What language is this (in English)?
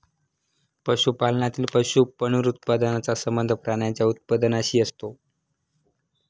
Marathi